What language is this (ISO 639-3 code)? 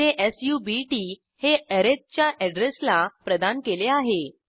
mar